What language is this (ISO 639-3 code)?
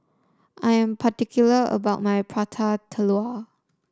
eng